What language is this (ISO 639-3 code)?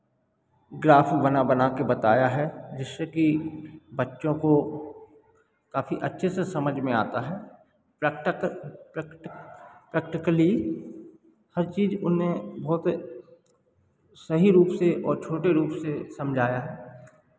hin